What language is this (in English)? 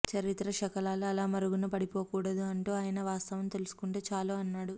Telugu